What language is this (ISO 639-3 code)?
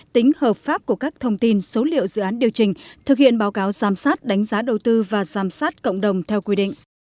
vie